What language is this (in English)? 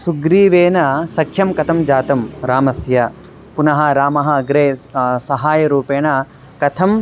Sanskrit